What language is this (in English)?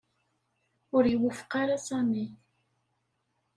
Kabyle